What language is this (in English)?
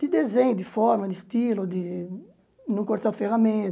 Portuguese